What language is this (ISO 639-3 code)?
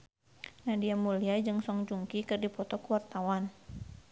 sun